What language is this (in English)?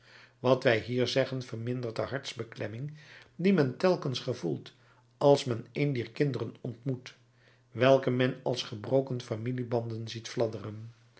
Dutch